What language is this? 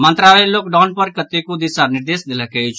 Maithili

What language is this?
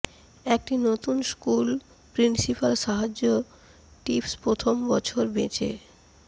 Bangla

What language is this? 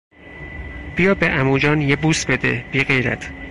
Persian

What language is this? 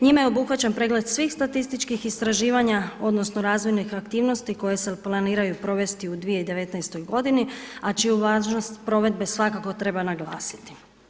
Croatian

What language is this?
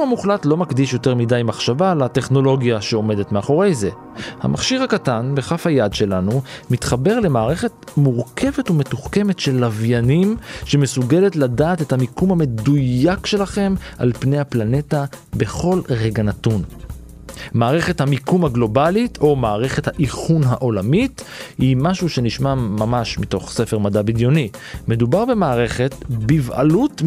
Hebrew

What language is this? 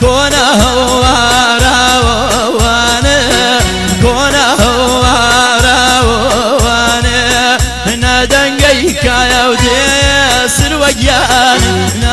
Arabic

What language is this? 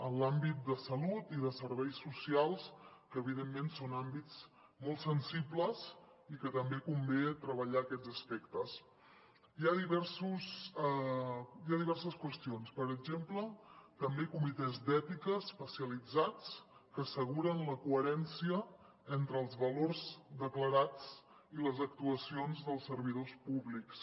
Catalan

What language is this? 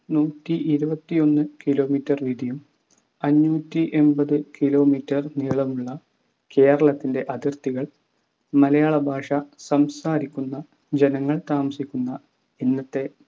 Malayalam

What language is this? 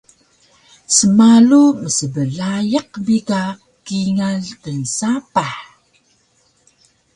Taroko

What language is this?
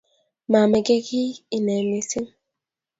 Kalenjin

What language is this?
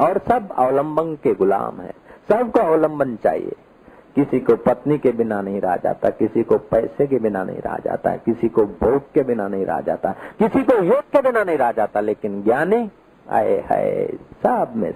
Hindi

